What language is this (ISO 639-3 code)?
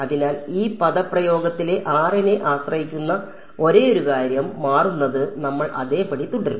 mal